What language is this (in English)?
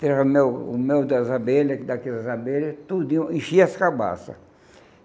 Portuguese